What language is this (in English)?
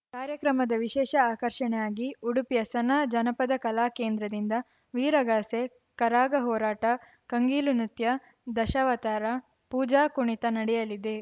Kannada